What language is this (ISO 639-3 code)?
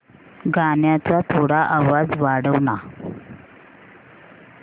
mar